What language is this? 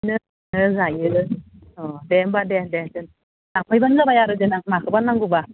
Bodo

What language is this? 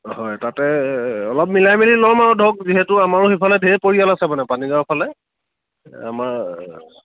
Assamese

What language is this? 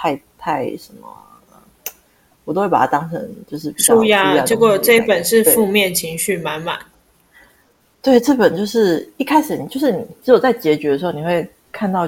Chinese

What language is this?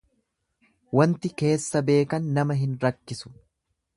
Oromo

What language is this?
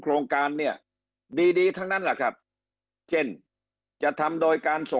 Thai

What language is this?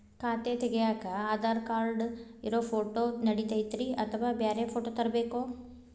Kannada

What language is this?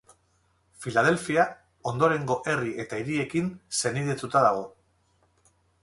Basque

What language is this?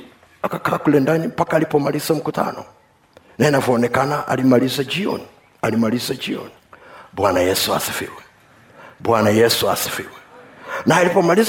Swahili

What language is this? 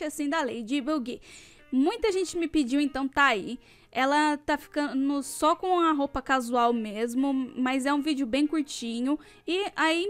Portuguese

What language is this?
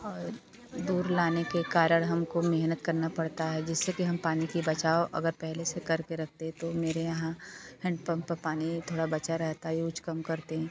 Hindi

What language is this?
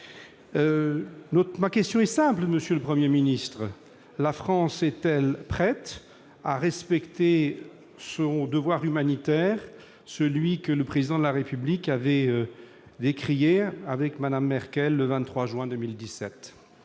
French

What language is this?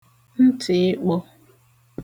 Igbo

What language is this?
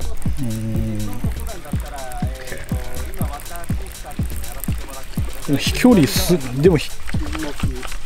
Japanese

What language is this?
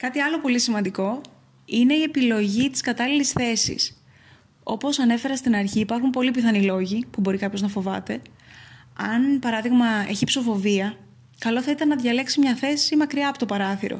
Greek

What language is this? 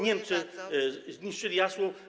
Polish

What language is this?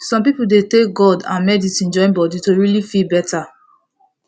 Nigerian Pidgin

